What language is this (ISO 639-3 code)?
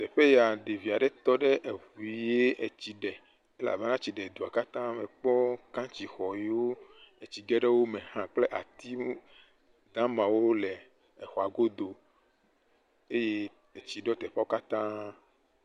ewe